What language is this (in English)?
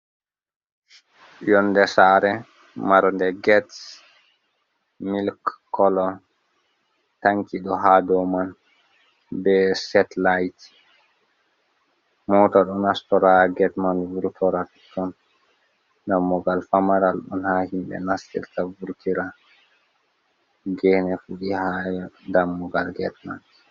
Fula